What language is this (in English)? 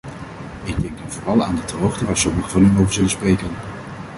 Dutch